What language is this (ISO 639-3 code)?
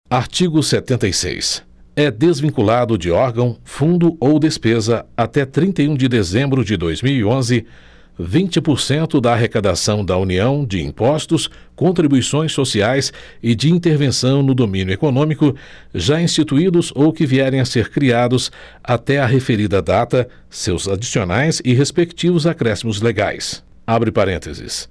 por